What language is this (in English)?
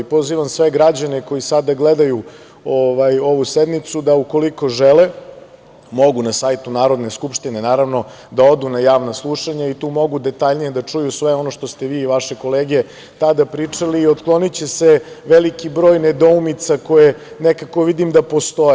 Serbian